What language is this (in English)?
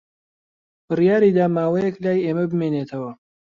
Central Kurdish